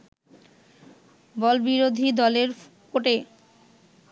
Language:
Bangla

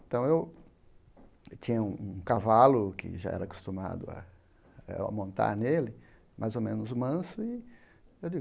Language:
Portuguese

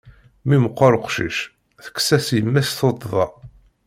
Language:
Kabyle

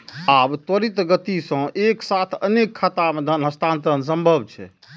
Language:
Maithili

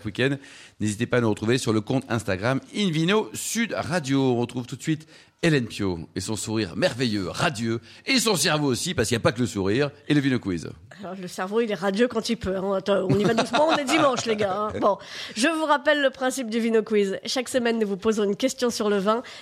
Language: French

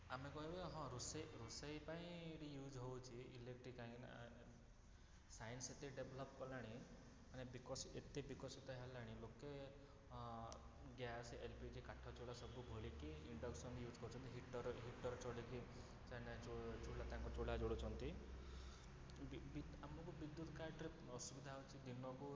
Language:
Odia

